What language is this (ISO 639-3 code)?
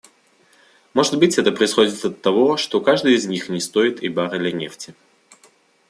rus